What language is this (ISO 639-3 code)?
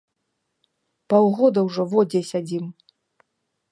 bel